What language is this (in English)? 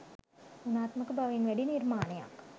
Sinhala